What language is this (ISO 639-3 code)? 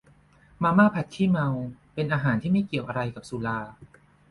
tha